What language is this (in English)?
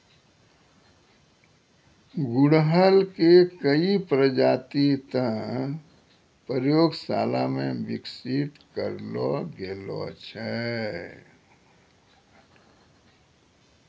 Maithili